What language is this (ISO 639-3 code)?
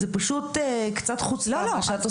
heb